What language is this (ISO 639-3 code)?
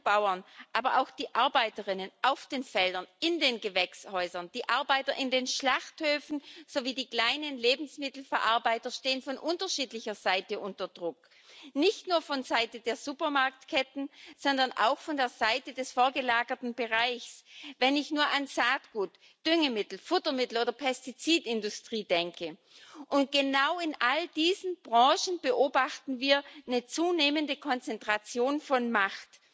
deu